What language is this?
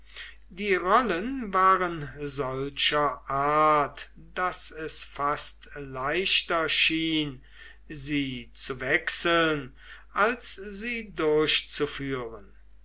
German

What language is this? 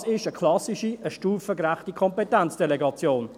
Swiss German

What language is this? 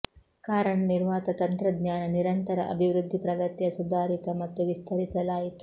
Kannada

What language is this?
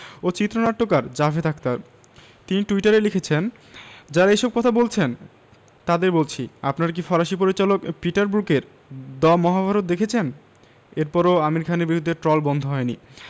Bangla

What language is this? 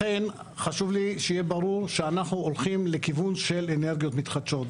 Hebrew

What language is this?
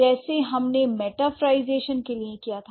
Hindi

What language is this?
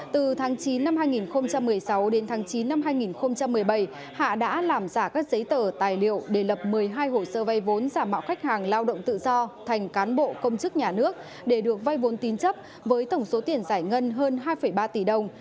Vietnamese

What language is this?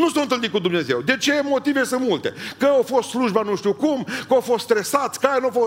Romanian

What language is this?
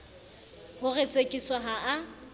Southern Sotho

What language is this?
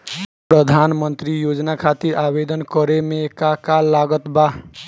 Bhojpuri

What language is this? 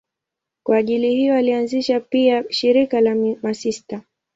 Swahili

